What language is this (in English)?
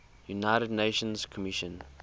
English